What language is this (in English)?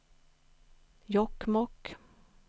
Swedish